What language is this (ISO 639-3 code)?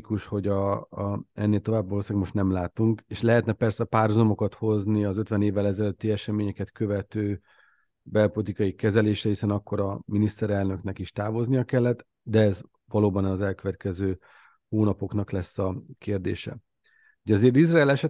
hun